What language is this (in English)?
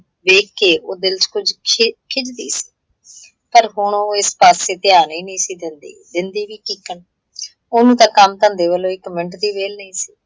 Punjabi